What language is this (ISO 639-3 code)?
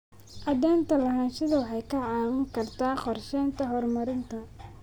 som